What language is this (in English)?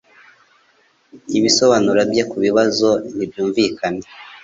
Kinyarwanda